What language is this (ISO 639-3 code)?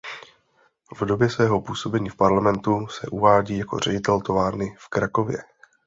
ces